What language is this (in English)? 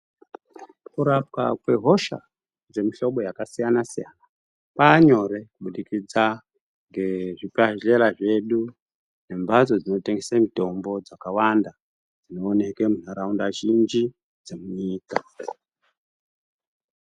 Ndau